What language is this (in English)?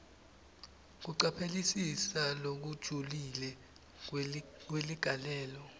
Swati